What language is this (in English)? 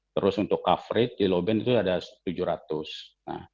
Indonesian